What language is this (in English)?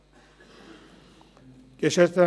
Swiss German